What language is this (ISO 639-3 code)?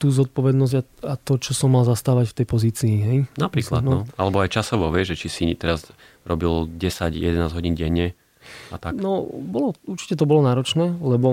slk